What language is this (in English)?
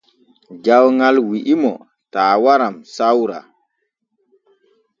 Borgu Fulfulde